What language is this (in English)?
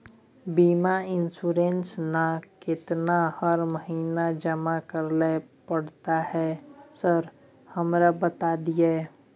Maithili